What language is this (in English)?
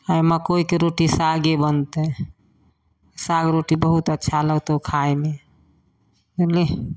Maithili